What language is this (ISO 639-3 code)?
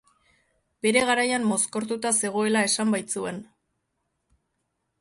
eus